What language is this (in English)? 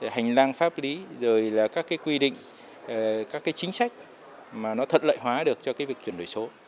Vietnamese